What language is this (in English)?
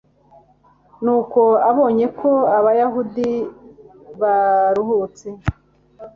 Kinyarwanda